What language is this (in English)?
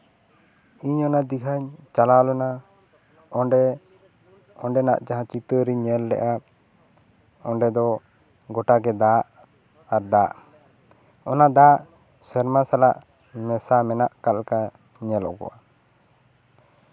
Santali